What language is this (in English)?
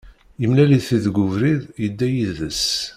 Kabyle